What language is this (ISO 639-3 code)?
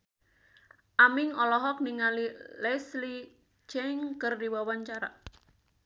sun